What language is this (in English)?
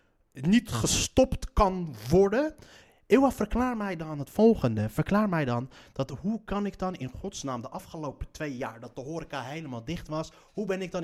Dutch